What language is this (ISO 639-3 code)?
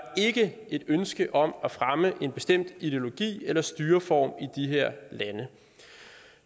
dan